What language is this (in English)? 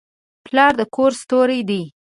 Pashto